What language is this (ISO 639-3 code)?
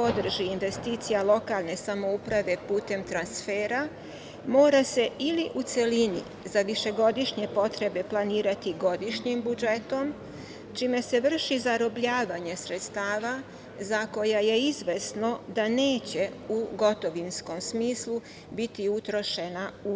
srp